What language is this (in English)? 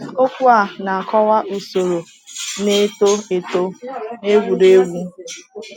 Igbo